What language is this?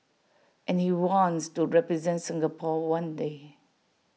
English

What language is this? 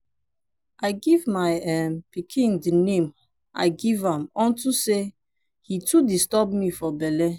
Nigerian Pidgin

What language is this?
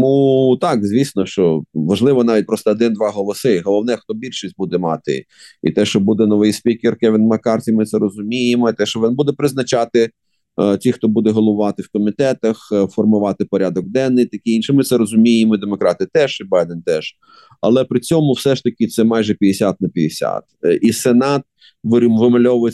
Ukrainian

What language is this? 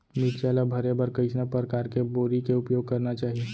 Chhattisgarhi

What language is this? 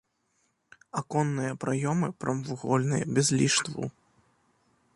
Belarusian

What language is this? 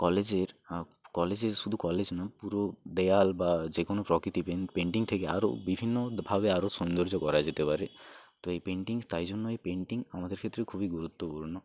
Bangla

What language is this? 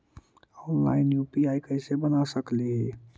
Magahi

